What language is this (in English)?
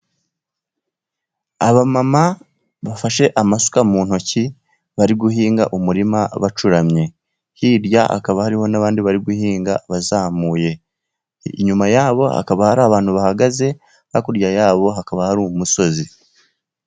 Kinyarwanda